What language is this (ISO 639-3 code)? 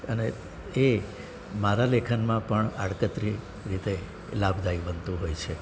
guj